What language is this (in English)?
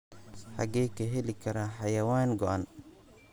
Somali